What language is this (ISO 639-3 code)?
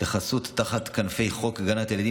heb